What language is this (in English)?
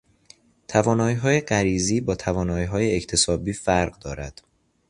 Persian